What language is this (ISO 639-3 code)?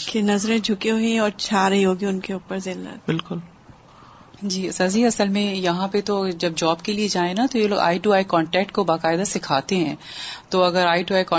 urd